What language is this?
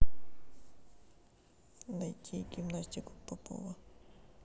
Russian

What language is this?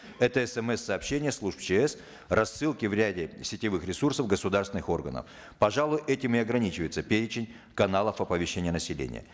Kazakh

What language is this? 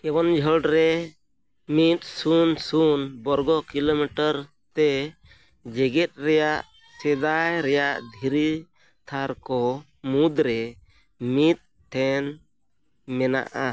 Santali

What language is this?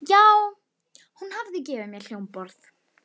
Icelandic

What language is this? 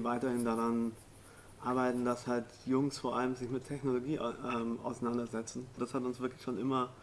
German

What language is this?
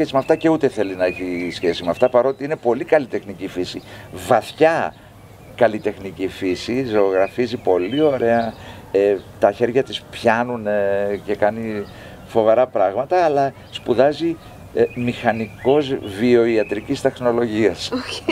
Greek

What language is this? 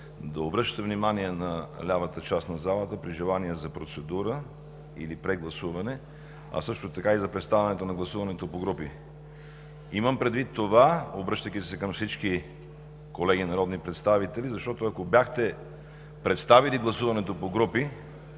Bulgarian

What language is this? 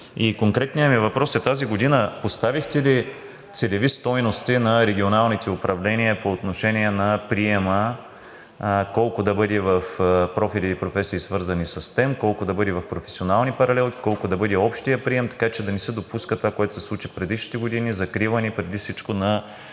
Bulgarian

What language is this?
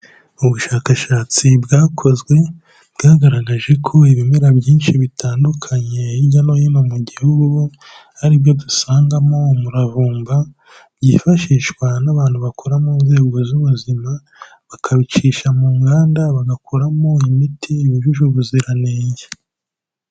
Kinyarwanda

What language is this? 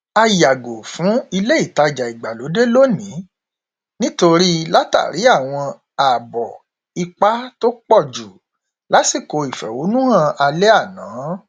Yoruba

